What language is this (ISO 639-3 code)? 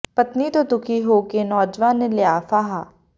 pan